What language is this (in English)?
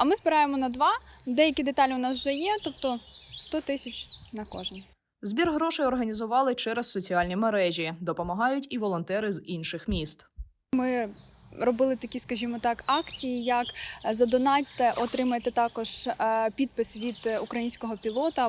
Ukrainian